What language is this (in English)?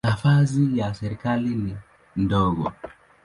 Swahili